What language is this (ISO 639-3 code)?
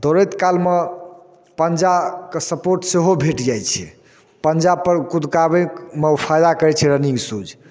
mai